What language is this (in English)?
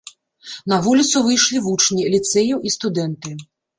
Belarusian